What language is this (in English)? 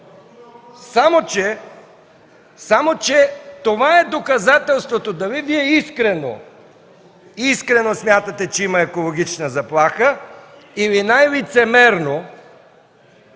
Bulgarian